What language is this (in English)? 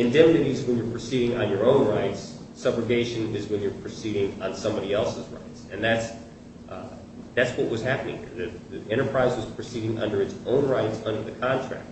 English